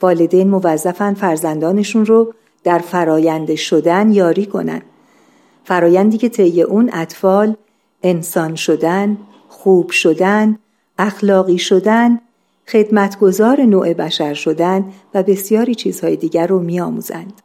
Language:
Persian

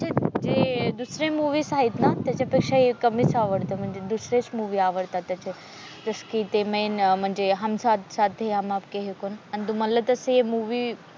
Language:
Marathi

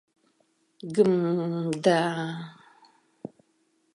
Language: Mari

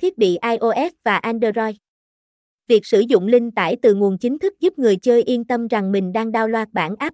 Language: Vietnamese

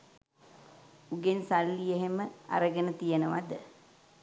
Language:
Sinhala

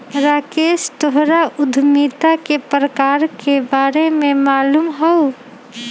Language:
Magahi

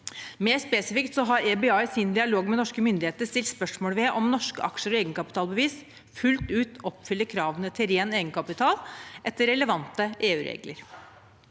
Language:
Norwegian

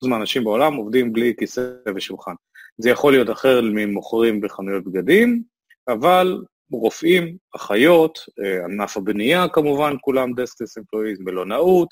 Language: Hebrew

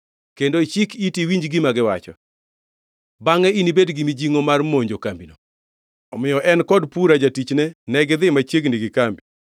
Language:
Luo (Kenya and Tanzania)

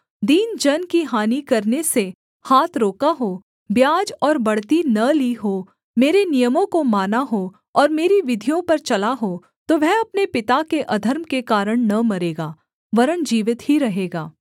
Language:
Hindi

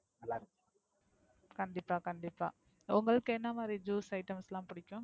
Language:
Tamil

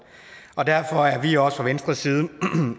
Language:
Danish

